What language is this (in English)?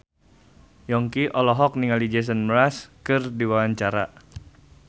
Sundanese